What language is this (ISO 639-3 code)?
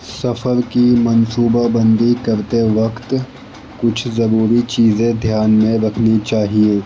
urd